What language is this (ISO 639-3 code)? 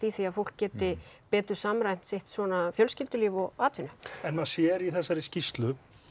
isl